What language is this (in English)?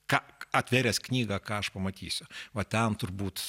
Lithuanian